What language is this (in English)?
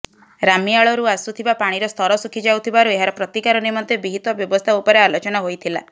Odia